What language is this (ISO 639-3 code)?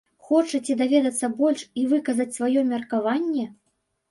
bel